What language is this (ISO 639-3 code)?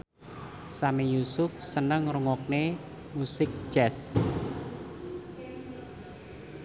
jav